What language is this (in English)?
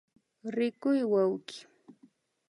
Imbabura Highland Quichua